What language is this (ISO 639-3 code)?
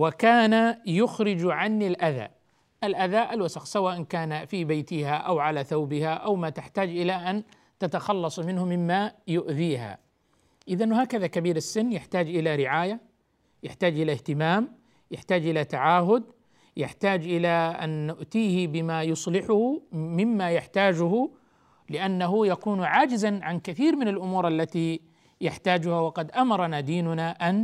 ara